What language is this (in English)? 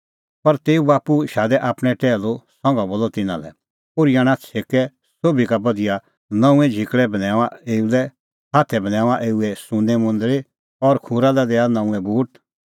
Kullu Pahari